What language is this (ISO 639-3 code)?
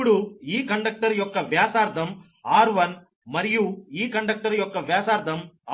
tel